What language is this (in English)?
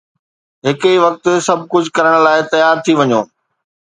Sindhi